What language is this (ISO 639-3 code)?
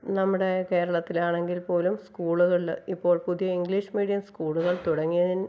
mal